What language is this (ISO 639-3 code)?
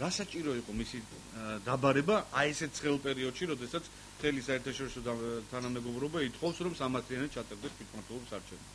ron